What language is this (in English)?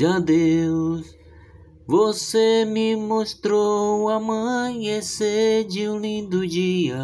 Portuguese